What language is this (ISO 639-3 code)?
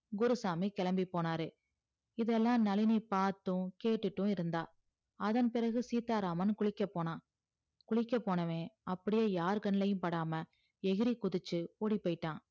tam